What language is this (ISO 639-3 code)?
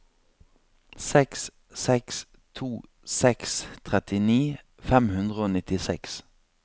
nor